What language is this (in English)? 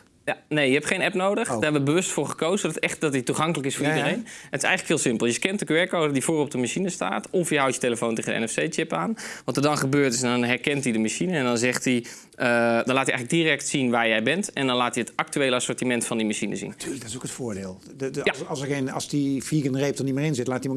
Dutch